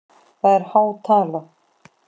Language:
Icelandic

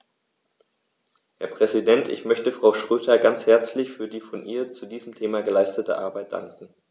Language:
German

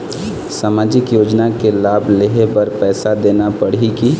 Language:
Chhattisgarhi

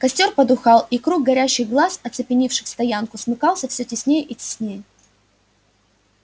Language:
Russian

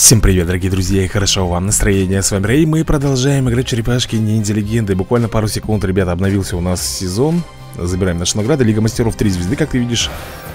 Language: Russian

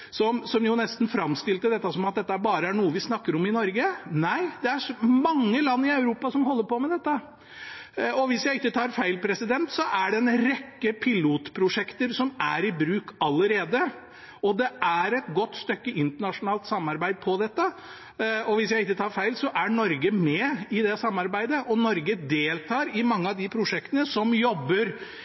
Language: Norwegian Bokmål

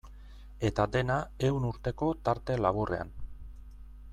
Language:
Basque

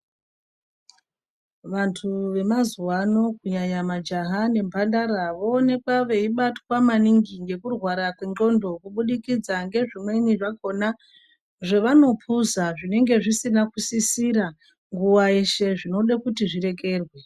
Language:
Ndau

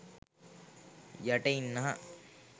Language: Sinhala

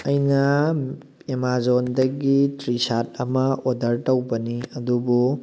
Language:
Manipuri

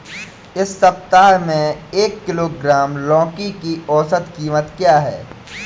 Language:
Hindi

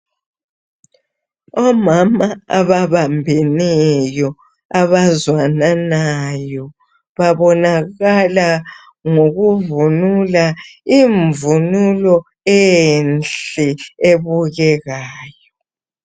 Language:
North Ndebele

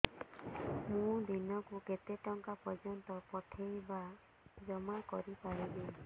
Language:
Odia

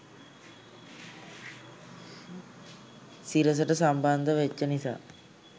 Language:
Sinhala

